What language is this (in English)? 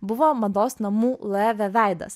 Lithuanian